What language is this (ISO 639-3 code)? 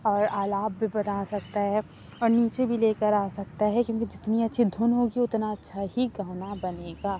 urd